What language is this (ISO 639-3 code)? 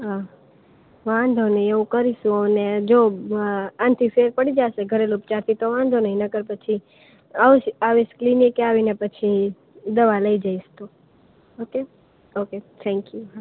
guj